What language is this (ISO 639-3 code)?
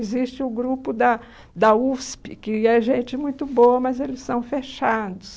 por